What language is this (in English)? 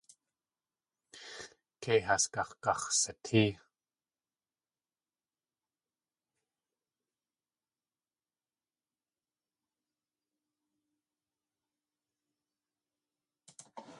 Tlingit